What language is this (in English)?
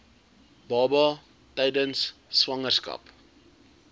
Afrikaans